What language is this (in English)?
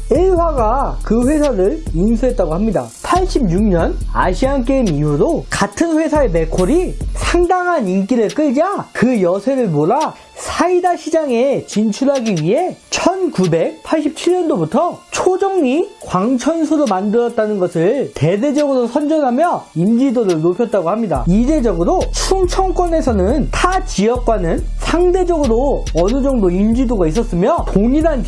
Korean